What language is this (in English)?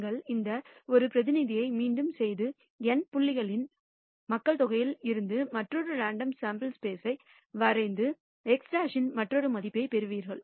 Tamil